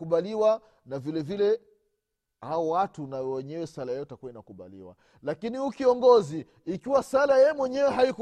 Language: Swahili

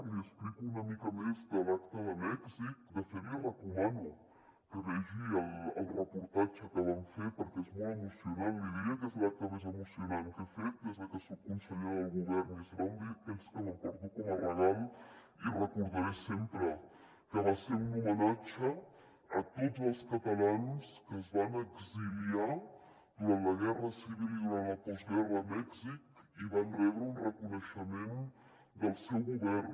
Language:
Catalan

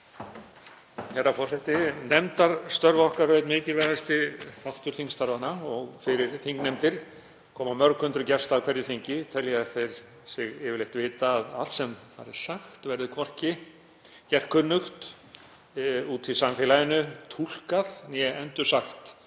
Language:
Icelandic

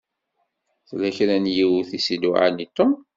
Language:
Kabyle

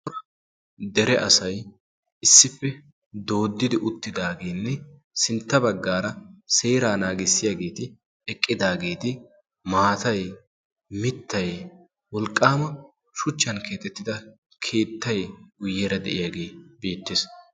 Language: Wolaytta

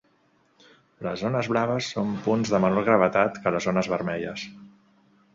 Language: Catalan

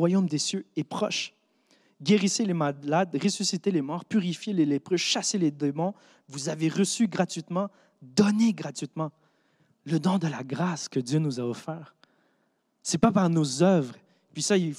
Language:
French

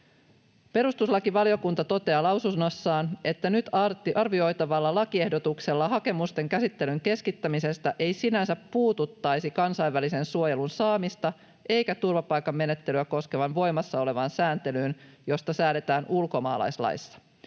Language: Finnish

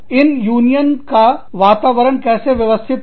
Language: Hindi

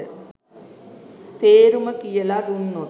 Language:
Sinhala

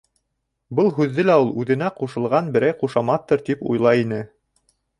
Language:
Bashkir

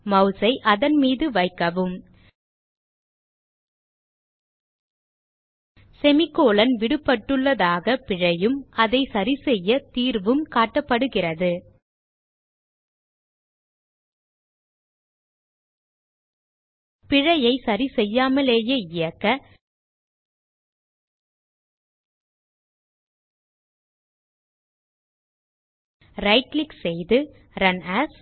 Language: Tamil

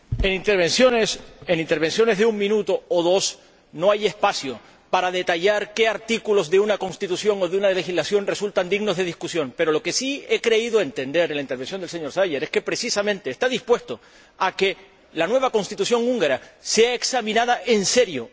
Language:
Spanish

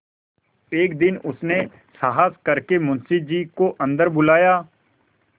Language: Hindi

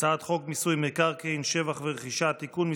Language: Hebrew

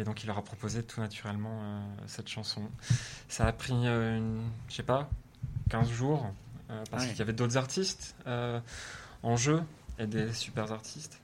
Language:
French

